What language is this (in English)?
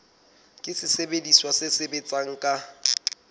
Southern Sotho